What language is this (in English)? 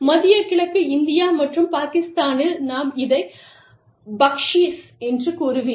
Tamil